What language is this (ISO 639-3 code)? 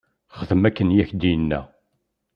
kab